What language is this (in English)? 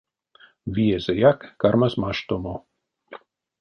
Erzya